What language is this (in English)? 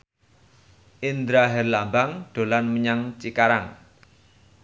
Javanese